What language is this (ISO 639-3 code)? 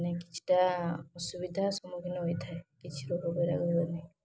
ori